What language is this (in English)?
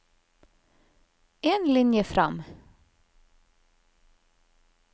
Norwegian